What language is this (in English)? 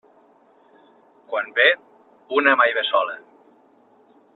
Catalan